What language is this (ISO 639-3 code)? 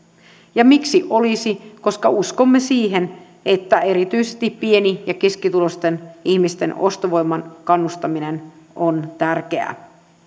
fin